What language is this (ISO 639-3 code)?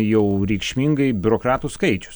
lit